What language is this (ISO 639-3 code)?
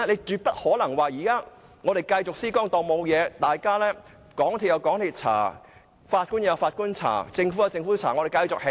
yue